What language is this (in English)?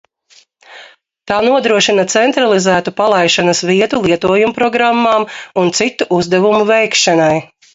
Latvian